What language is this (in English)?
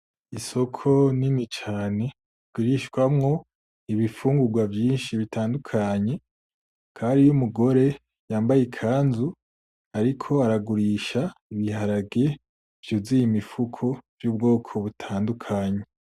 Rundi